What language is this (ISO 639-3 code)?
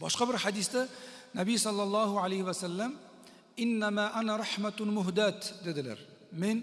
tur